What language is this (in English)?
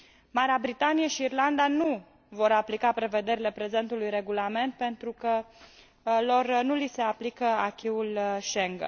Romanian